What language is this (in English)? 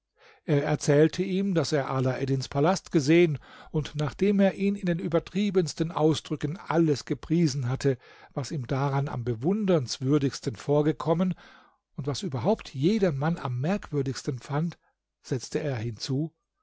German